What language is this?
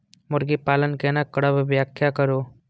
Maithili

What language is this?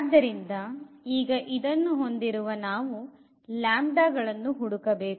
Kannada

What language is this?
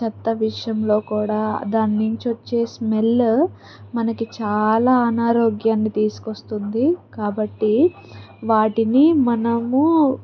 Telugu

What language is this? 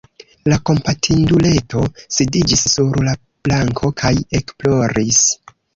Esperanto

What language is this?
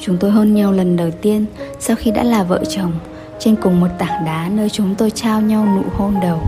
Vietnamese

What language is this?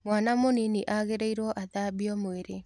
Kikuyu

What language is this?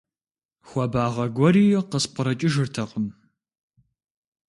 Kabardian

